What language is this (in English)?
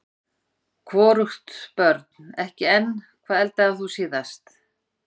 Icelandic